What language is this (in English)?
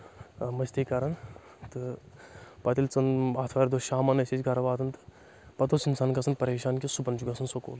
Kashmiri